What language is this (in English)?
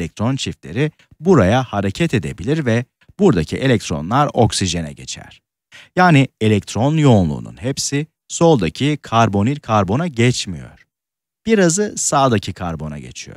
Turkish